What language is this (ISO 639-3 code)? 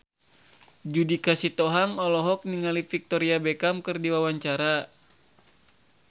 sun